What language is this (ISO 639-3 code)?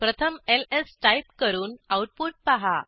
mar